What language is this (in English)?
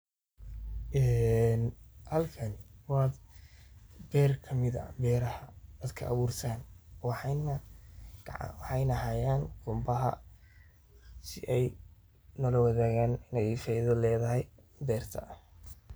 Somali